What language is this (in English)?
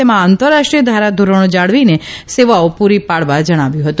Gujarati